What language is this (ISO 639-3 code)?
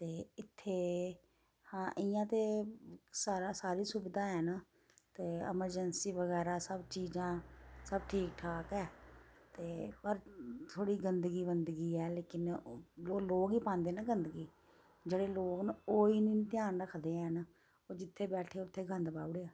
doi